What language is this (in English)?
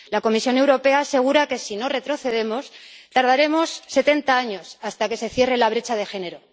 Spanish